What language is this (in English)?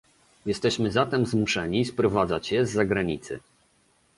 Polish